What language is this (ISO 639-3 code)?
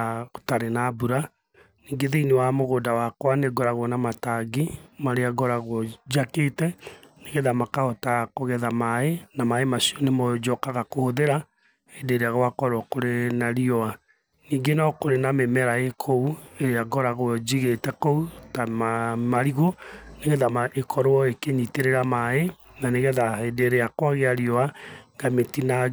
kik